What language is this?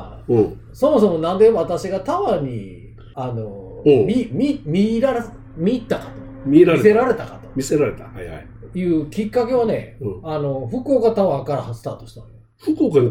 Japanese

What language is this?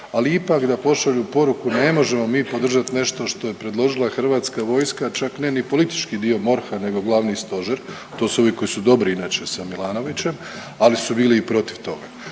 Croatian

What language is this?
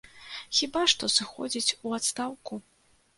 Belarusian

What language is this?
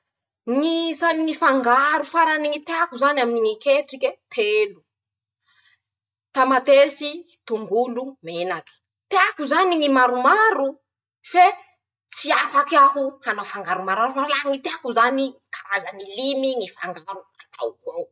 Masikoro Malagasy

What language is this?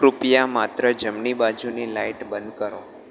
Gujarati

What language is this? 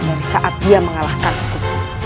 Indonesian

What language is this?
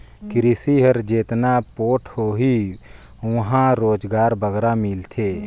Chhattisgarhi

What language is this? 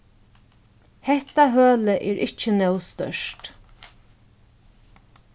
Faroese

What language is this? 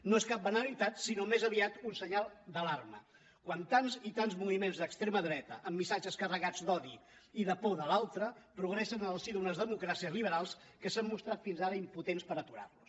Catalan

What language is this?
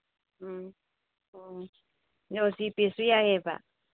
Manipuri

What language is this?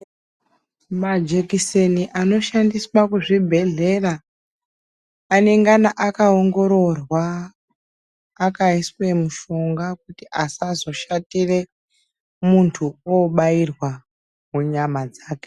Ndau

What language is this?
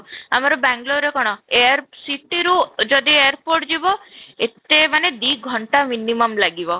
Odia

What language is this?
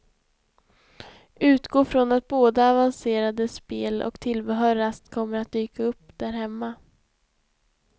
Swedish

